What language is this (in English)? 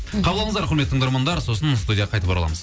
Kazakh